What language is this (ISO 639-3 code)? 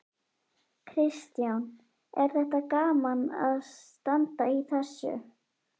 isl